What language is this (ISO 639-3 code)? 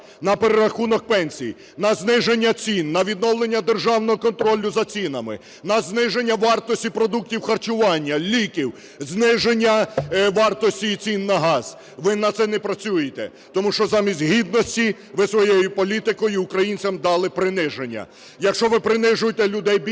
ukr